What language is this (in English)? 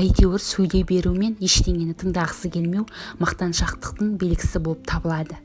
Turkish